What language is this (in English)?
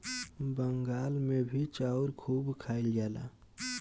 Bhojpuri